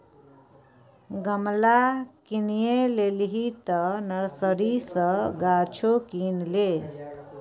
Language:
Maithili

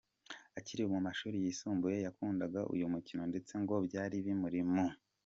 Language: Kinyarwanda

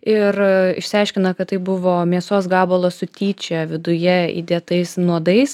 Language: Lithuanian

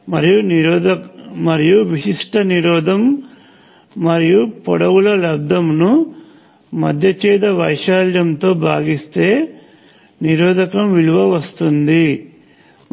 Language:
Telugu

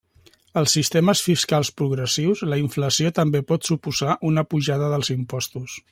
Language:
Catalan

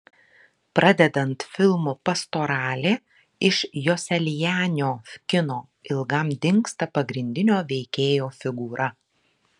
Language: Lithuanian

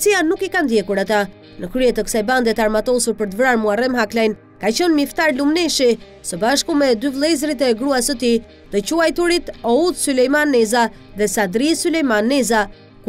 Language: Romanian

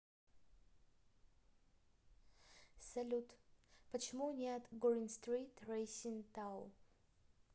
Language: Russian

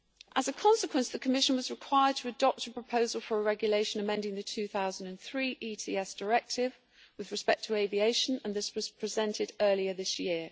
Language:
English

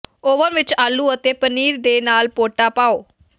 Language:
Punjabi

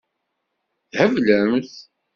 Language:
Kabyle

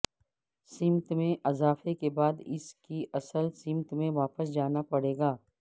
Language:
Urdu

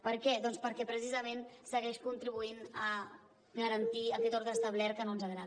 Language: Catalan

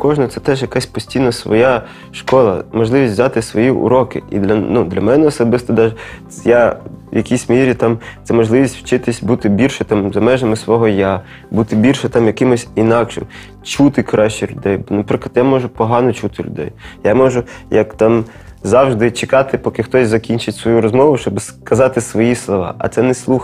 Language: Ukrainian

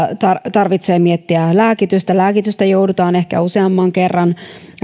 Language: Finnish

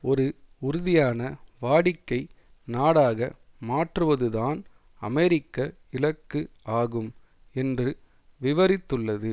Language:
Tamil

